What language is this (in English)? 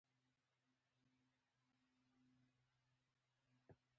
Pashto